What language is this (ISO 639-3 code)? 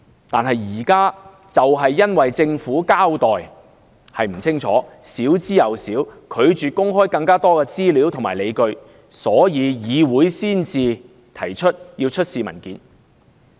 yue